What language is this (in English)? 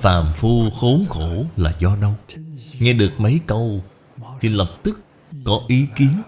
Vietnamese